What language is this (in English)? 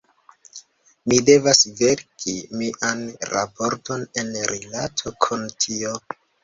Esperanto